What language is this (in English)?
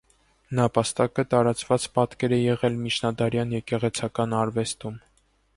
Armenian